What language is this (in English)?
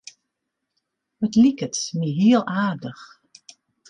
Western Frisian